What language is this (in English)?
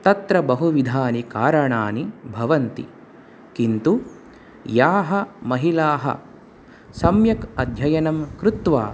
Sanskrit